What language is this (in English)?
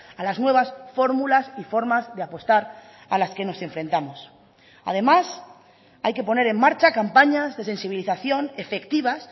Spanish